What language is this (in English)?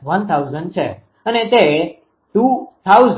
Gujarati